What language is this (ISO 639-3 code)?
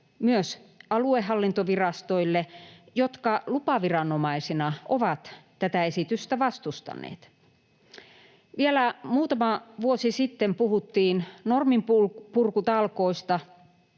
fin